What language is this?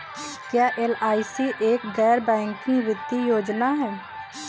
Hindi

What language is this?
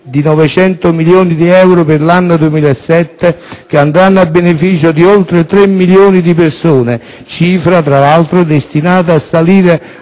Italian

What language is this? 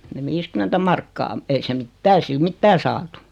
Finnish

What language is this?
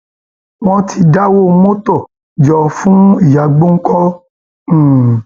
Yoruba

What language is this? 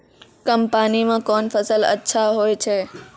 Maithili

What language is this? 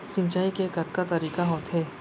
Chhattisgarhi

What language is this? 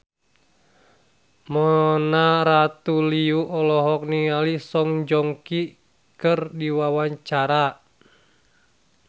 Sundanese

